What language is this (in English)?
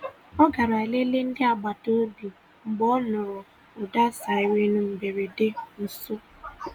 Igbo